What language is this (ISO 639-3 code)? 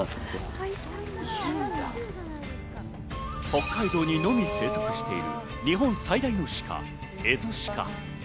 jpn